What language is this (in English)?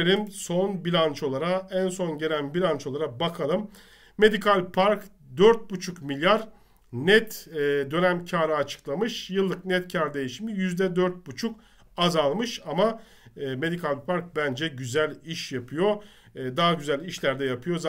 Turkish